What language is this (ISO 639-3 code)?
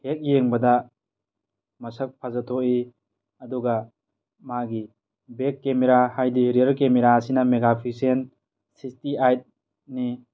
mni